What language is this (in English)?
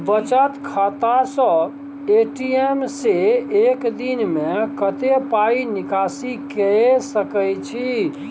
Maithili